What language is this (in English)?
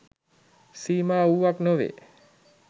Sinhala